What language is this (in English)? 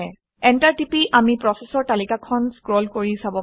Assamese